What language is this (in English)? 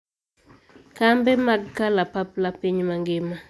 Luo (Kenya and Tanzania)